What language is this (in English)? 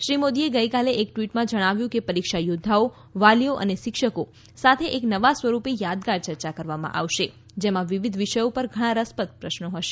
Gujarati